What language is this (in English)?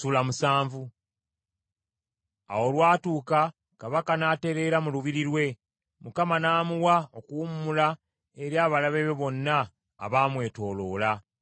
Ganda